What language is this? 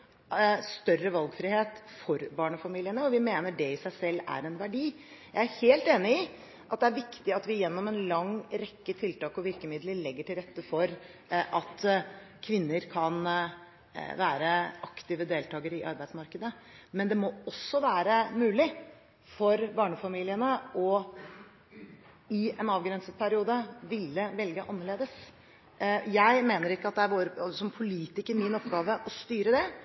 Norwegian Bokmål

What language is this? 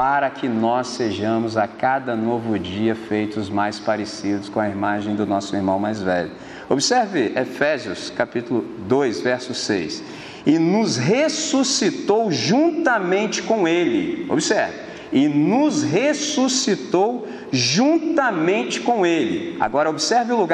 Portuguese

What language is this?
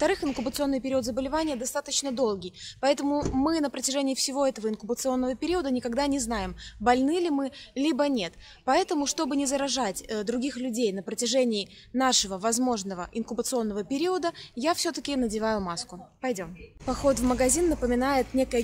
Russian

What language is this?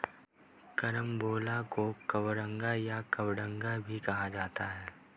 Hindi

